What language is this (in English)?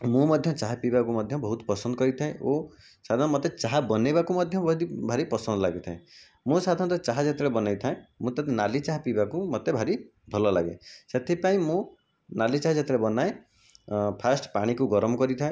Odia